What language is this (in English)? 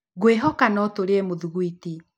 Kikuyu